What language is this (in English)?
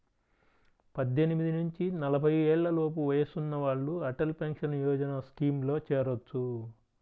Telugu